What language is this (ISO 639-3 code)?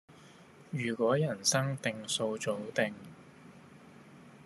yue